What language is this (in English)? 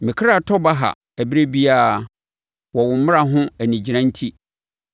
Akan